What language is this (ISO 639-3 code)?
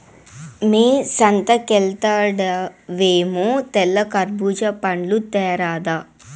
tel